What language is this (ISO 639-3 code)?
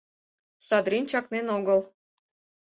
chm